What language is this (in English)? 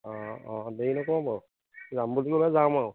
Assamese